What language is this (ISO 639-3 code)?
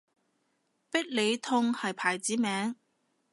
yue